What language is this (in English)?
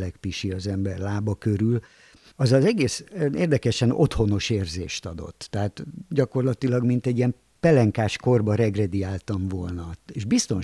Hungarian